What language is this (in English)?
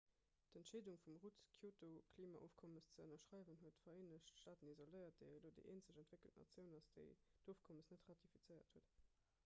Luxembourgish